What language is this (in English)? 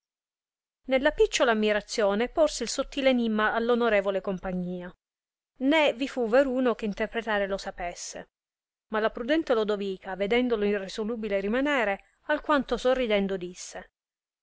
Italian